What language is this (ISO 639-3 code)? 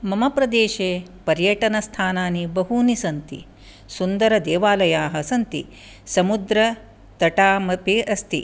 san